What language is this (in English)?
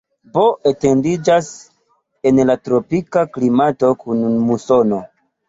Esperanto